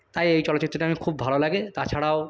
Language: Bangla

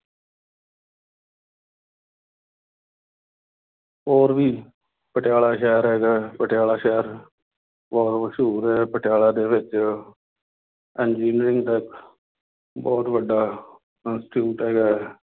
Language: Punjabi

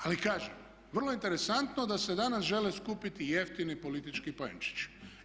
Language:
Croatian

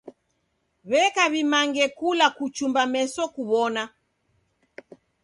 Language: Taita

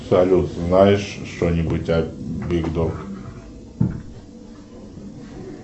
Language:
Russian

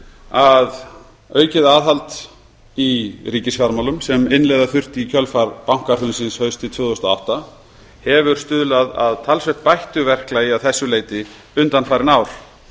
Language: Icelandic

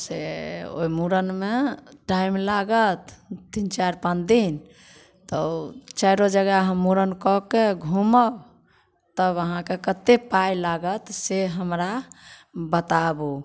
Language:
Maithili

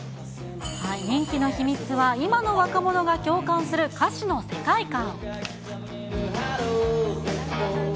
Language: Japanese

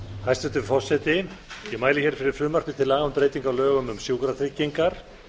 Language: Icelandic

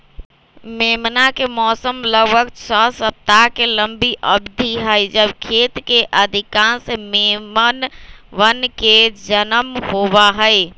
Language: Magahi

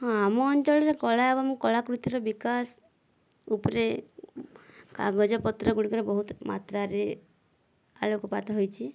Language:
Odia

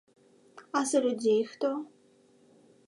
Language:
Belarusian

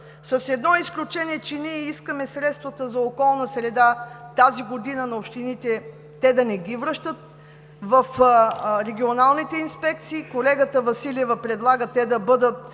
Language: Bulgarian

